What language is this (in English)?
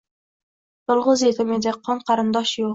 Uzbek